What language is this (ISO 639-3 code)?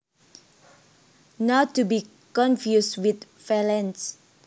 jav